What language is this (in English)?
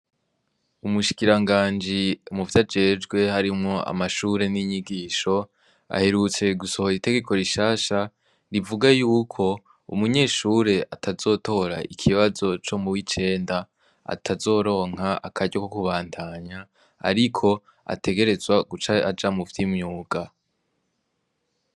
Rundi